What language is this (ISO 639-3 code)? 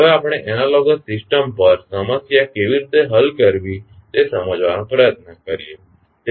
guj